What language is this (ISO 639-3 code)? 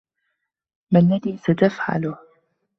ara